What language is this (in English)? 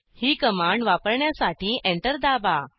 Marathi